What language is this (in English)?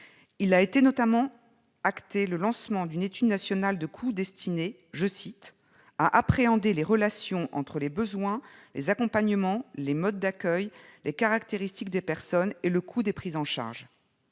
French